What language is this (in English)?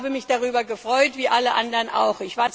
German